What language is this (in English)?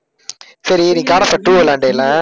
Tamil